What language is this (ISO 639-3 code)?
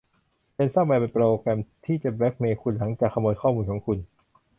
tha